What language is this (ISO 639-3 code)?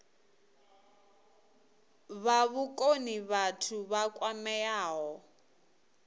ven